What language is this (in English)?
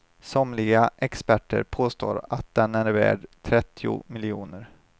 Swedish